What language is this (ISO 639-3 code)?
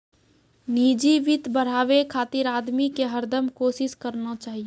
mai